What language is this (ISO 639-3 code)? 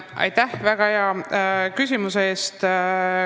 est